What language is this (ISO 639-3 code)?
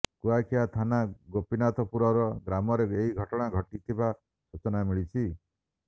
ori